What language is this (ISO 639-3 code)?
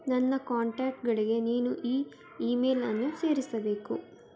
kan